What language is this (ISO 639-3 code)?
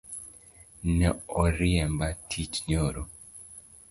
luo